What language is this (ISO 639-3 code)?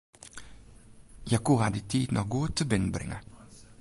fry